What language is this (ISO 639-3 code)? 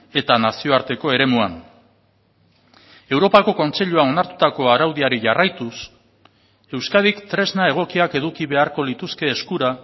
eus